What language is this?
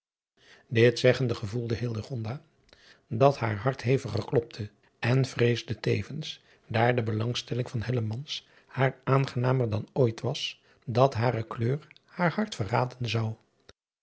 Dutch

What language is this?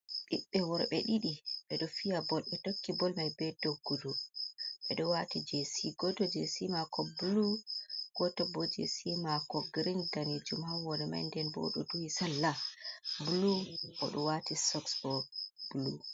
Fula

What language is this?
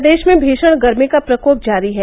Hindi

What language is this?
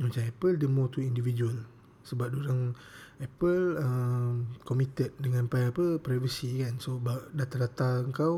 Malay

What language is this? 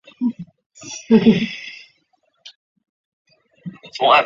Chinese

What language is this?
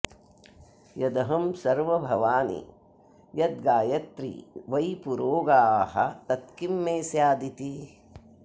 Sanskrit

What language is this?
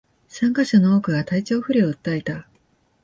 Japanese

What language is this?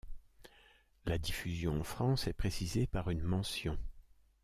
French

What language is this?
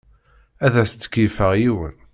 Kabyle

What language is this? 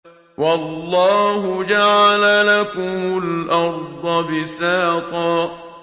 Arabic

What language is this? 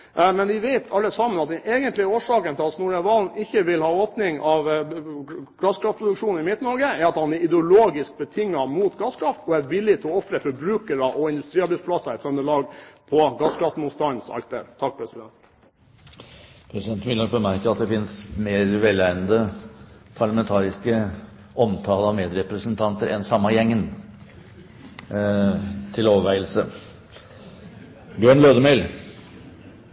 Norwegian Bokmål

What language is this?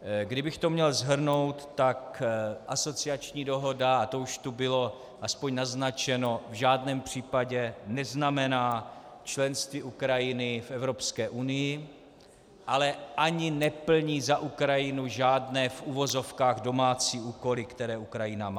Czech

